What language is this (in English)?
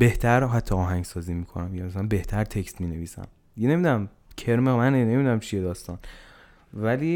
Persian